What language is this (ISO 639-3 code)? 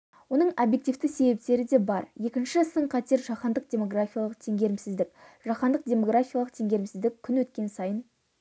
kaz